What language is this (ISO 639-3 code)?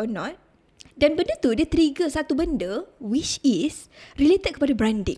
msa